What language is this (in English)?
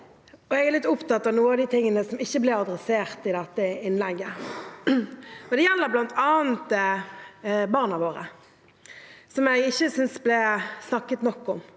Norwegian